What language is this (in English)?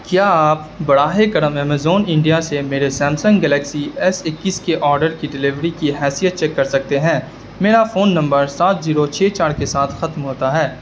Urdu